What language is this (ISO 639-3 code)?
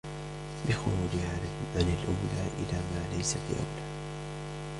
ara